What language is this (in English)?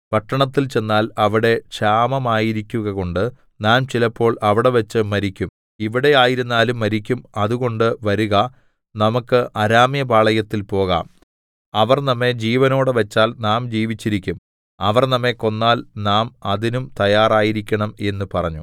Malayalam